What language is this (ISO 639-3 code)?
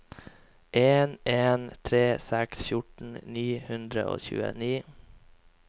nor